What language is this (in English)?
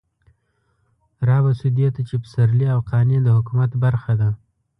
Pashto